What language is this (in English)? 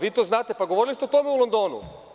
Serbian